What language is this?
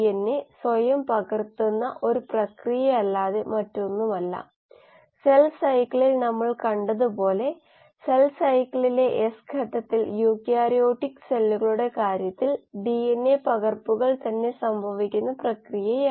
Malayalam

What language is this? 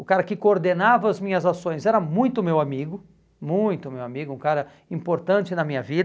Portuguese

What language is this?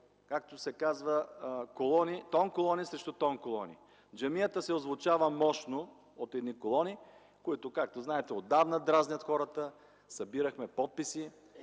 Bulgarian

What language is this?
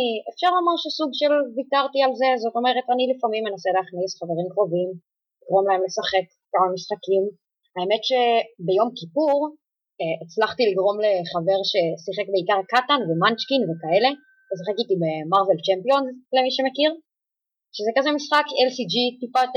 Hebrew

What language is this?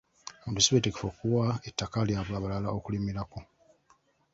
Ganda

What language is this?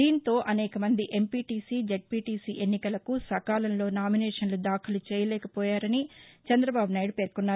Telugu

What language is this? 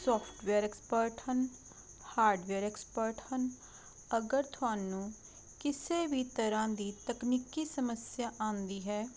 Punjabi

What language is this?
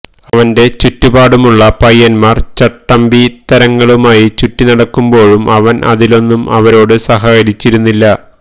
Malayalam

